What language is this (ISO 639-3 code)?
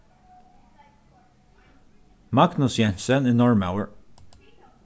fao